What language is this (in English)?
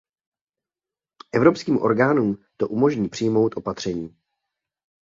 Czech